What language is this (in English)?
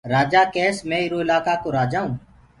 Gurgula